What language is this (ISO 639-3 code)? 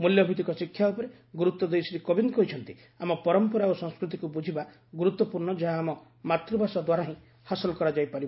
ori